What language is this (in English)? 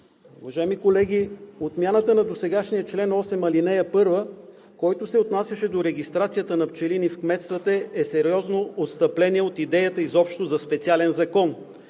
Bulgarian